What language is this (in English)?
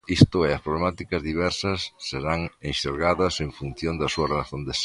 Galician